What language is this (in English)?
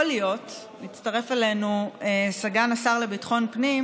Hebrew